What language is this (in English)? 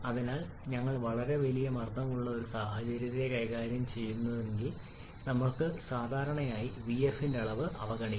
Malayalam